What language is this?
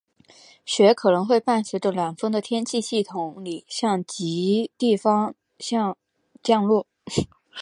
Chinese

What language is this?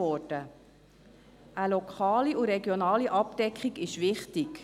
Swiss German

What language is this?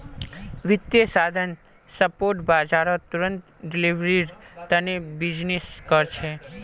Magahi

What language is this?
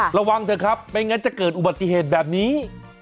Thai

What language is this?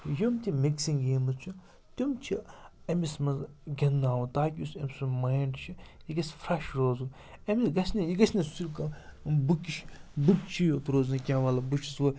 Kashmiri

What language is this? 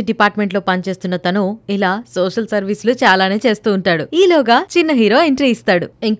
Telugu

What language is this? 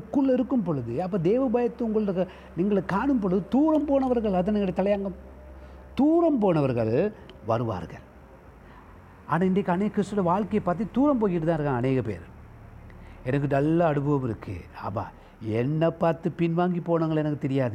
Tamil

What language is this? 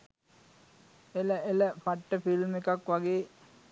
Sinhala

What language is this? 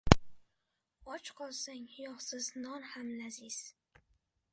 Uzbek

